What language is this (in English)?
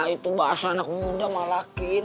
Indonesian